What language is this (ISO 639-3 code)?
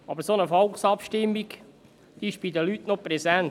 gsw